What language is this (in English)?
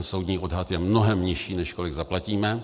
Czech